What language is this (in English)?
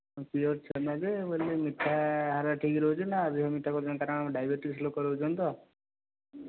Odia